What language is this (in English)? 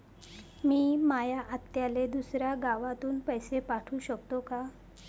Marathi